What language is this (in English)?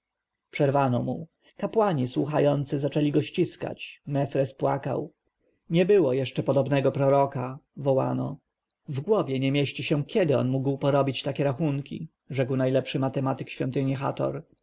Polish